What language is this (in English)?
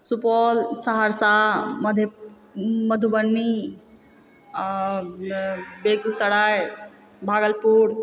Maithili